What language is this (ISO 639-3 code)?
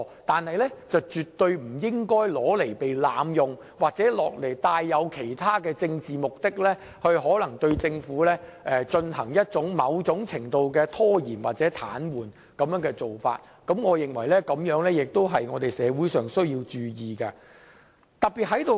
yue